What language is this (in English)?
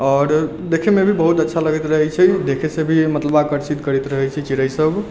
Maithili